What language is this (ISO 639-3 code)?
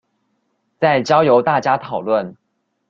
zho